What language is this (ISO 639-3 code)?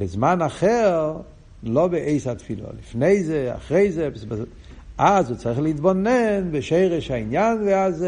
heb